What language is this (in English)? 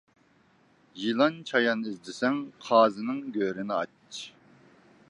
Uyghur